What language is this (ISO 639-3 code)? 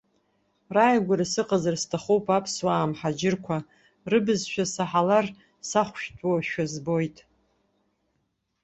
abk